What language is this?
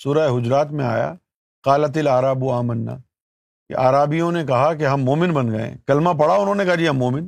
Urdu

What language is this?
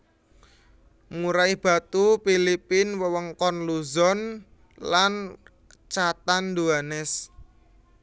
Javanese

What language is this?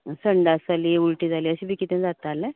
Konkani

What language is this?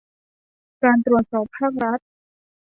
Thai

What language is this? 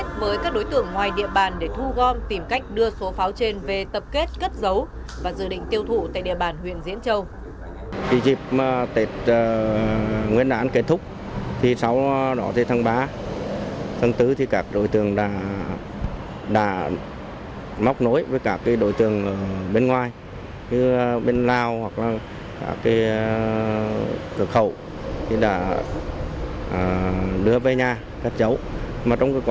Vietnamese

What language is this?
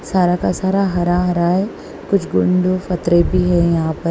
Hindi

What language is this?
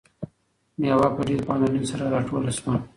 Pashto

